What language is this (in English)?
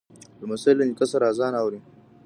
Pashto